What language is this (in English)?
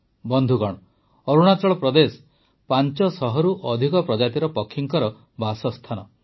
Odia